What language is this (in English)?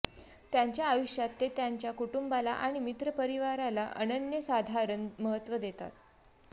Marathi